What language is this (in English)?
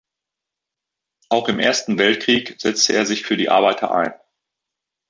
German